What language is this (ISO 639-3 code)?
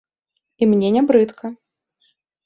bel